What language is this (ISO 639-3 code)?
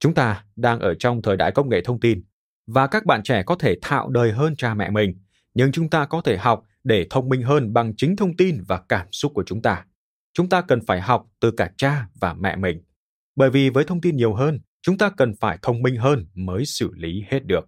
vie